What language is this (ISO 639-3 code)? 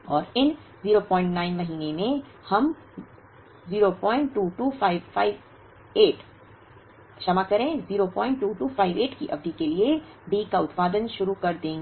hin